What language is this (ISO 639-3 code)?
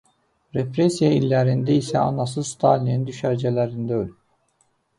aze